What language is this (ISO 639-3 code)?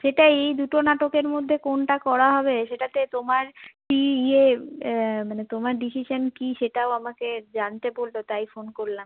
ben